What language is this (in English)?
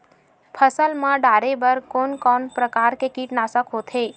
Chhattisgarhi